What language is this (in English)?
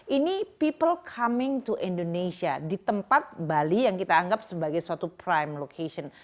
Indonesian